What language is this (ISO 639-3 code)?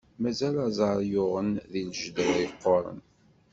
kab